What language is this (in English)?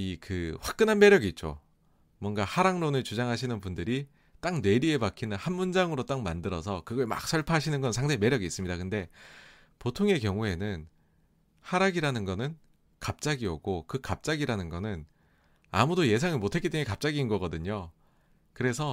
Korean